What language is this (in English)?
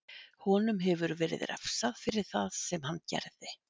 Icelandic